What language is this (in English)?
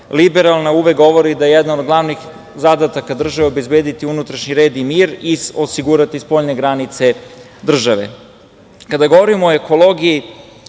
Serbian